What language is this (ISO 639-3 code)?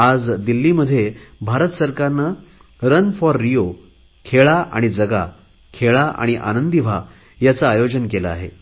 mar